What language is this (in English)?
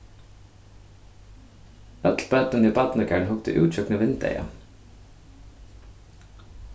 Faroese